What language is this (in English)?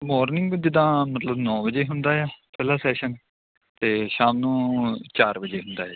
Punjabi